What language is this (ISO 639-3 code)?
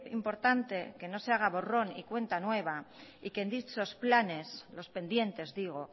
spa